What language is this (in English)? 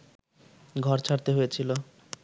Bangla